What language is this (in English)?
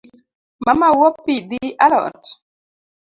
Luo (Kenya and Tanzania)